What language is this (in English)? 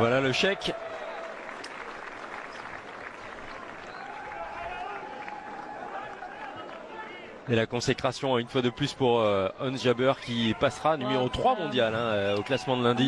French